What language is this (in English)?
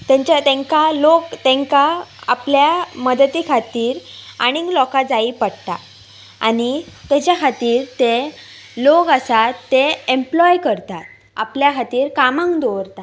Konkani